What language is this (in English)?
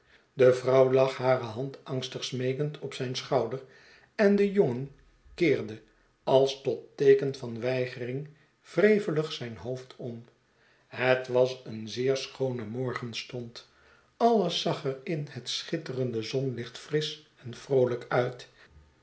Dutch